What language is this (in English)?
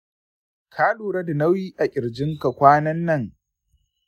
Hausa